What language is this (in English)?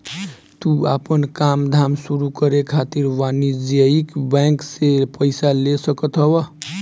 Bhojpuri